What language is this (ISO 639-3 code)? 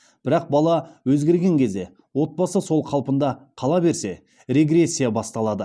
kaz